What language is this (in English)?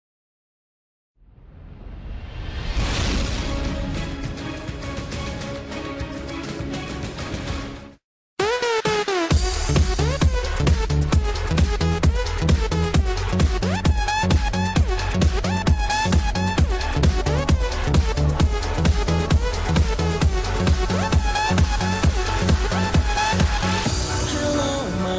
Hungarian